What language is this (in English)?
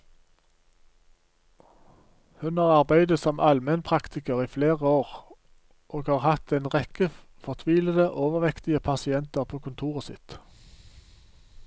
Norwegian